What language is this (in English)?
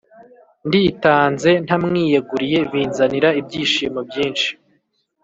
Kinyarwanda